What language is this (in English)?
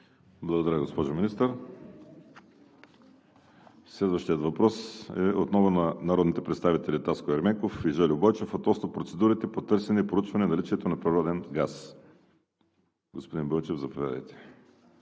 Bulgarian